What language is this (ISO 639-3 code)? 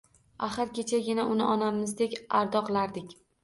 uzb